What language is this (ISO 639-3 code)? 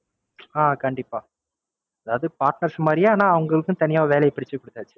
tam